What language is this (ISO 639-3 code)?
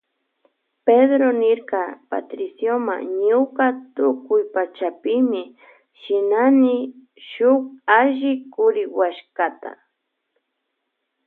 qvj